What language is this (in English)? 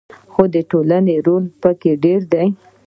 Pashto